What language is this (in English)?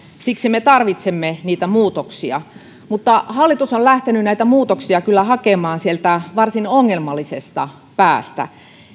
Finnish